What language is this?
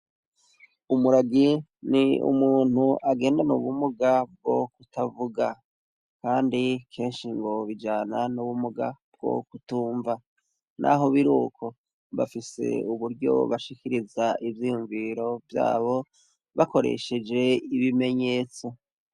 Rundi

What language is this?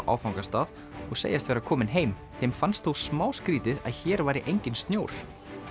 Icelandic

